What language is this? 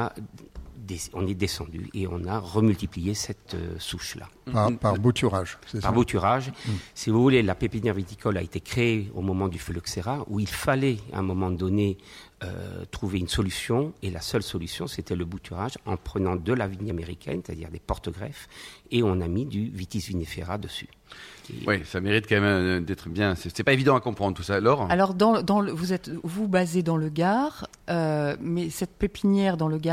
French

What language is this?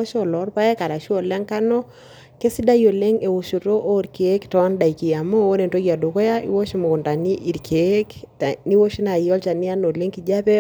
Masai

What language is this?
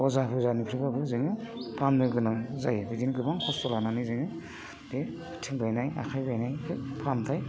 Bodo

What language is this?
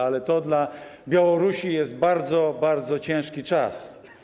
Polish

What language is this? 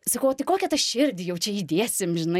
Lithuanian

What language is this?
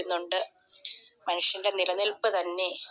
Malayalam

